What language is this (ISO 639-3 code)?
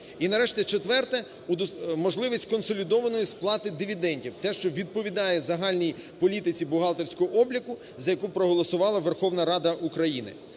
ukr